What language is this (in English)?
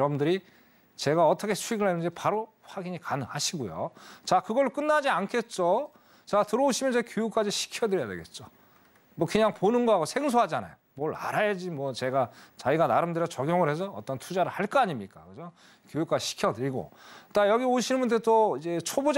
Korean